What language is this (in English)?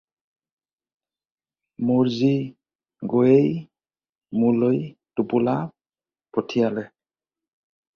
Assamese